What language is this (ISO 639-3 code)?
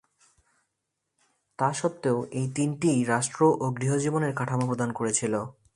ben